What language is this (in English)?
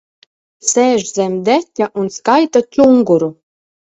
Latvian